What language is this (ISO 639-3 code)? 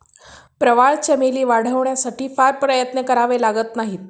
mar